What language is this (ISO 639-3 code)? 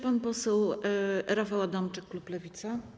pol